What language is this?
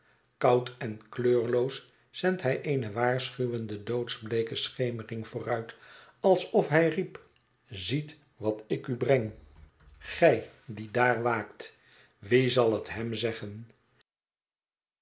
Dutch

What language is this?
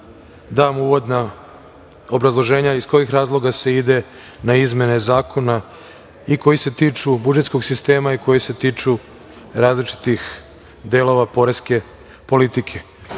Serbian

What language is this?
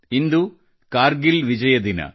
Kannada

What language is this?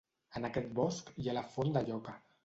Catalan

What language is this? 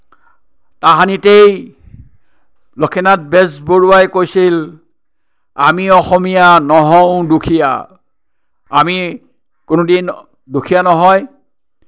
Assamese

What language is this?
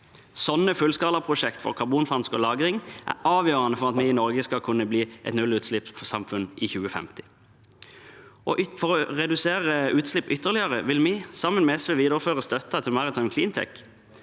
Norwegian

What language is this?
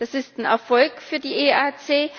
German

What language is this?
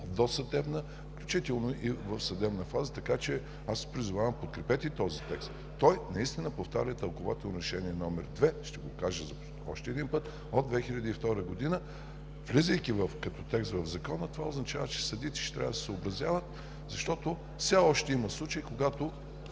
Bulgarian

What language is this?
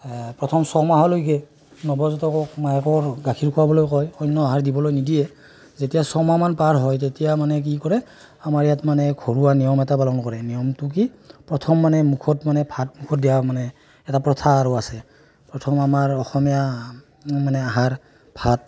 Assamese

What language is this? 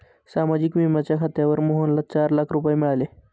Marathi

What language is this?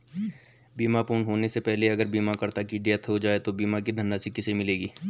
Hindi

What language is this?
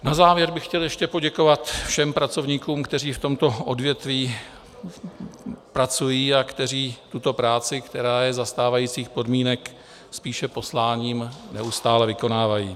Czech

